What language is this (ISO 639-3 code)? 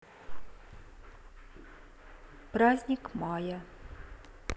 rus